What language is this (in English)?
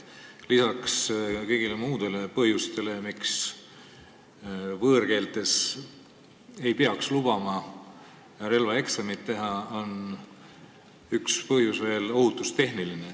Estonian